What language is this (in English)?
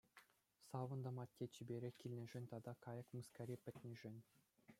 Chuvash